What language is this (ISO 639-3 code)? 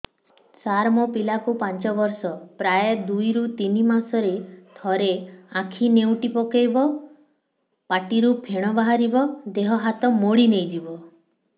ori